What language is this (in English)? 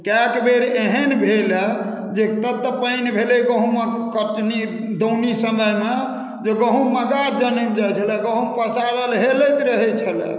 Maithili